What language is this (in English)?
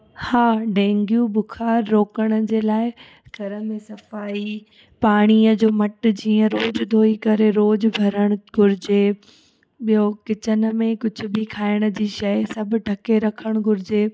Sindhi